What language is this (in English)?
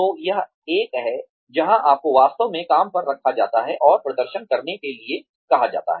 Hindi